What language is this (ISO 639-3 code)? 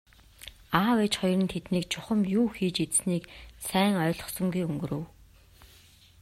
mon